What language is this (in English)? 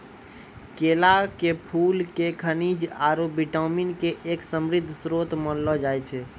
Maithili